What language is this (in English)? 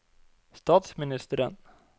Norwegian